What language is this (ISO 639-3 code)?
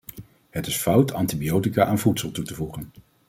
nld